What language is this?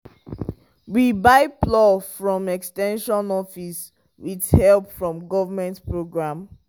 Nigerian Pidgin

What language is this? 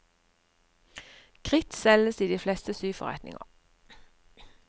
Norwegian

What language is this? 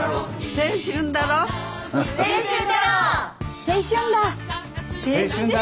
Japanese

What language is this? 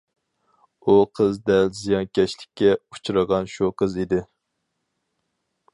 Uyghur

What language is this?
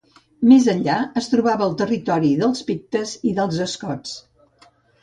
Catalan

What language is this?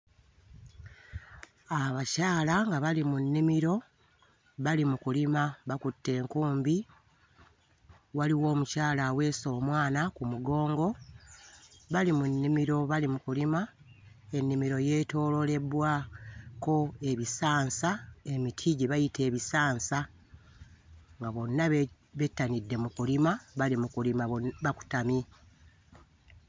Ganda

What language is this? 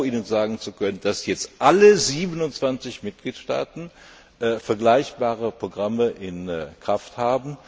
German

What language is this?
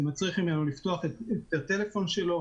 Hebrew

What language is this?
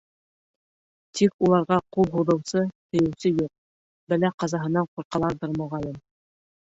Bashkir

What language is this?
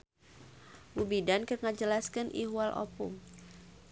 Sundanese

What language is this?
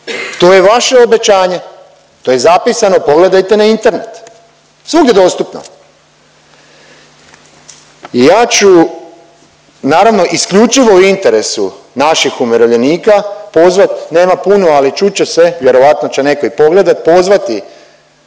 Croatian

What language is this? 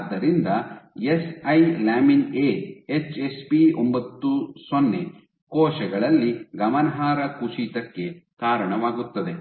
Kannada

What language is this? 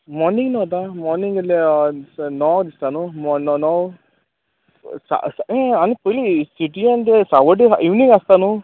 Konkani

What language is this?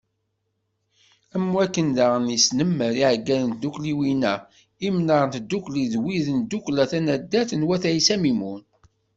Kabyle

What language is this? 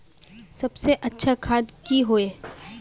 Magahi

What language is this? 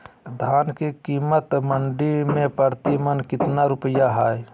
Magahi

